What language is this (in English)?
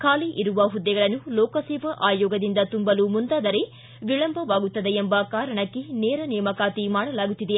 Kannada